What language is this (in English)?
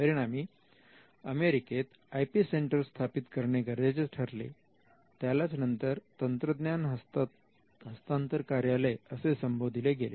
Marathi